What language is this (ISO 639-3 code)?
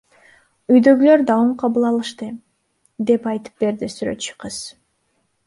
kir